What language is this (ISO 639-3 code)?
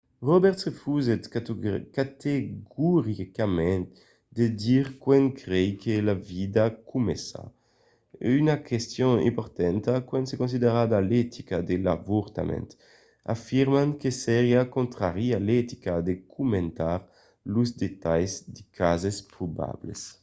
oci